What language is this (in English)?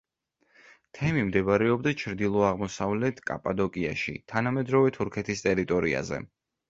Georgian